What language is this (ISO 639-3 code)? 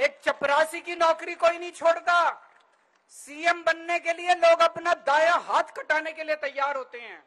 hin